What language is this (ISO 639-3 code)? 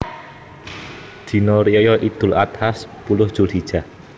jav